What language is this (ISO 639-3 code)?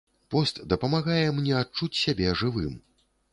bel